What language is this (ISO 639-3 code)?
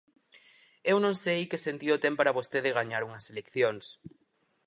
glg